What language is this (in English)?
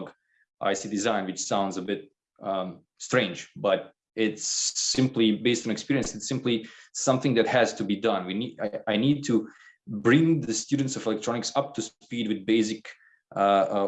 English